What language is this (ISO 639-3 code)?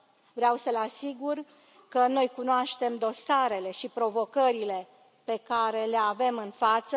ron